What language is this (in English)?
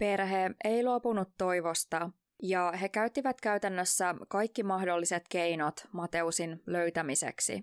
Finnish